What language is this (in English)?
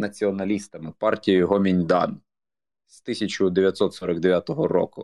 Ukrainian